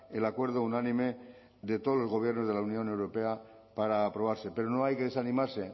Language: Spanish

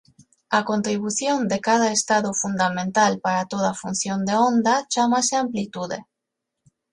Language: Galician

